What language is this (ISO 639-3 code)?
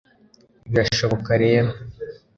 kin